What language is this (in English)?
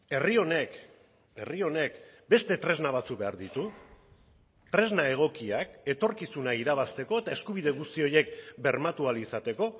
Basque